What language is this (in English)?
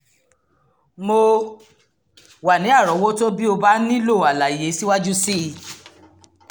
Yoruba